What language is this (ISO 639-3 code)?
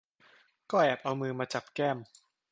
tha